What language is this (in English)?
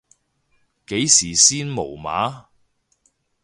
Cantonese